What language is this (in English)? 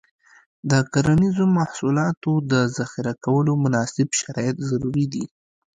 Pashto